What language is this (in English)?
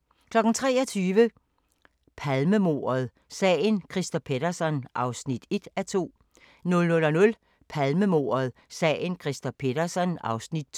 Danish